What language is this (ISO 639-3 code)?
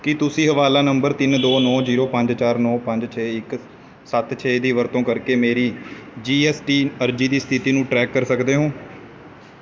pan